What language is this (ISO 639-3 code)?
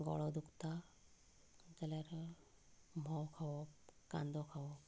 kok